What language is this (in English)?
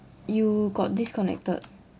English